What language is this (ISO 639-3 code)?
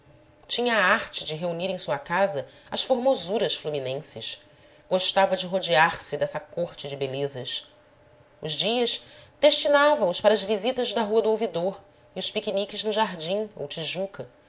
por